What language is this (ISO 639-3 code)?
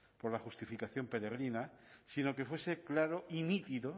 spa